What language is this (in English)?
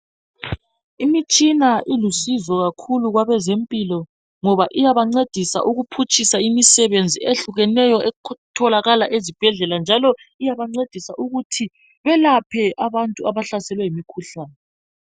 North Ndebele